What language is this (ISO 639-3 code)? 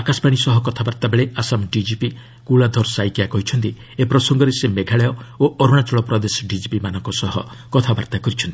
ori